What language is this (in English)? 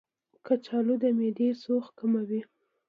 Pashto